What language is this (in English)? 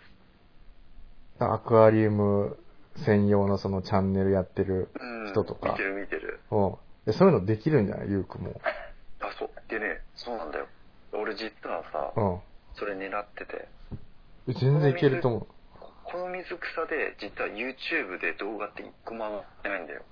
Japanese